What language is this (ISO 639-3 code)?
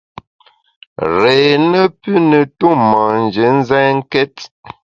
bax